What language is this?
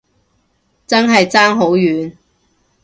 Cantonese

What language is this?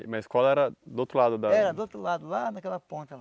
Portuguese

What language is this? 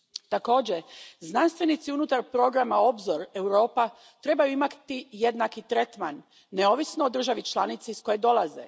Croatian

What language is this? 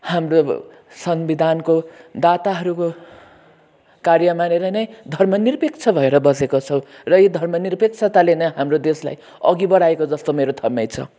Nepali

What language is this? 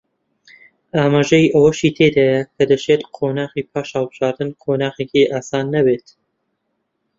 Central Kurdish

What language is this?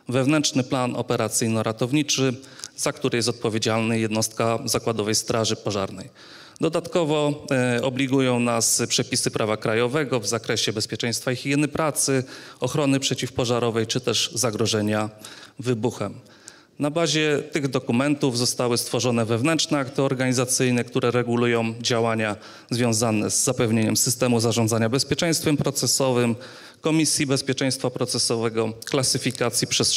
Polish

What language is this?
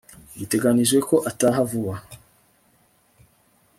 Kinyarwanda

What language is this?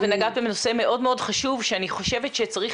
Hebrew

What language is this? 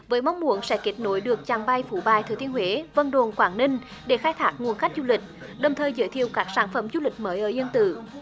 Vietnamese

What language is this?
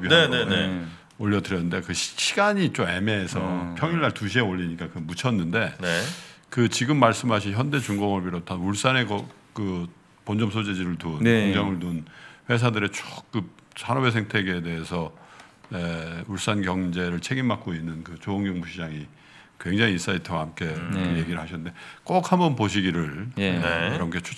Korean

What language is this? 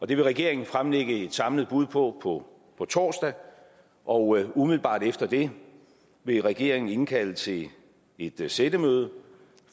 Danish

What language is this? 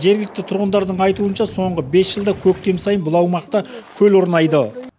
Kazakh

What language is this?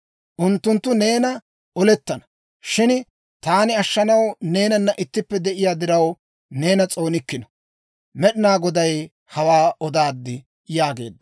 Dawro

